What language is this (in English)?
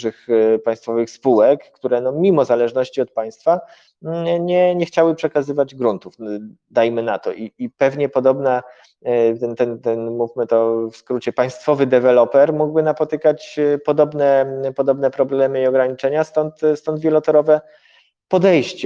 Polish